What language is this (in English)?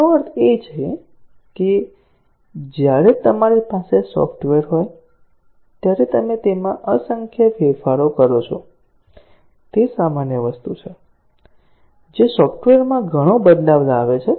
Gujarati